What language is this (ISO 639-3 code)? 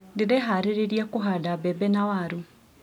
kik